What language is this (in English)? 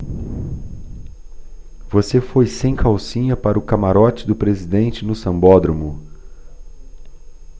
Portuguese